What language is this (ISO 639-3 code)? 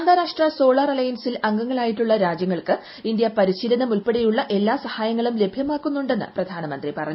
mal